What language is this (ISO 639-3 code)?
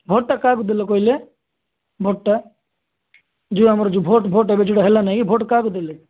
ori